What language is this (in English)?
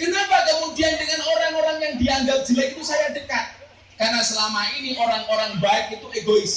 Indonesian